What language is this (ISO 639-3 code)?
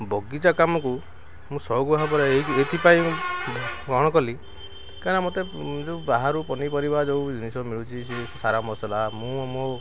ori